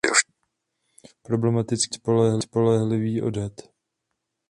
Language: Czech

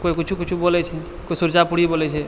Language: Maithili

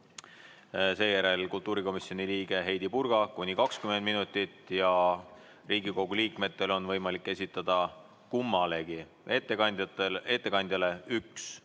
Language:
Estonian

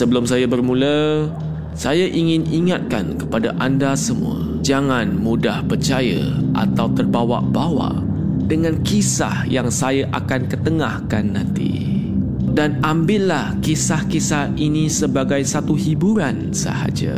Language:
Malay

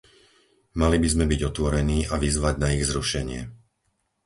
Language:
Slovak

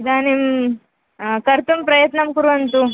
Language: Sanskrit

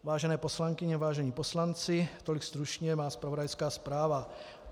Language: Czech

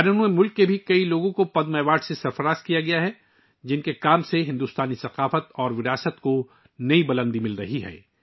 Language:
Urdu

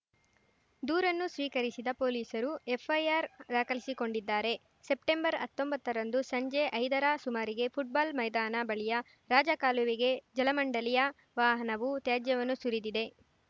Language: Kannada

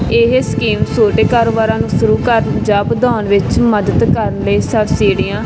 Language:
Punjabi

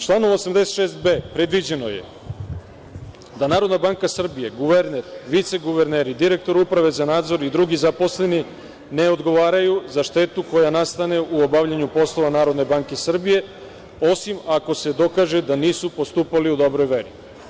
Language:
Serbian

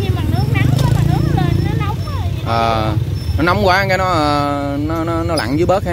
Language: Vietnamese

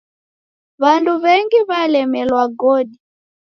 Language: Taita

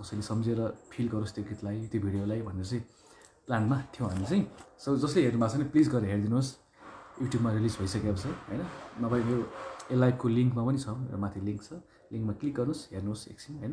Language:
Hindi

